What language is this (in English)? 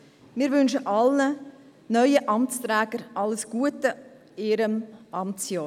Swiss German